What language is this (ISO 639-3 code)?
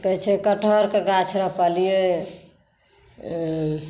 mai